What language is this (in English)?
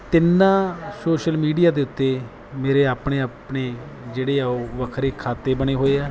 Punjabi